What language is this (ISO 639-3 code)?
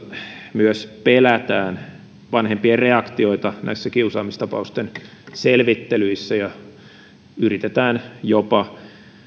fin